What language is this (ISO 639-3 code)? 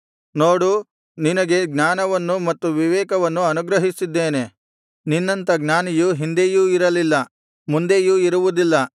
kan